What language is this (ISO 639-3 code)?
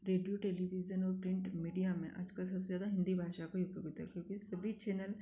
hin